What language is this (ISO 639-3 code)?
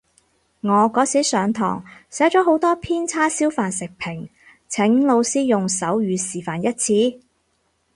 yue